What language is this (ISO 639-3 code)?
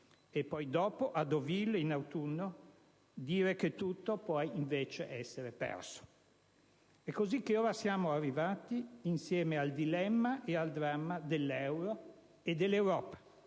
ita